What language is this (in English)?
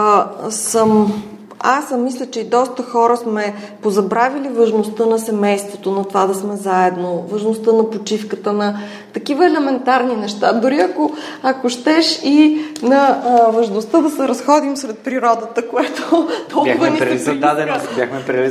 Bulgarian